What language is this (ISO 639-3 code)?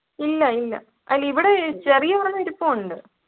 mal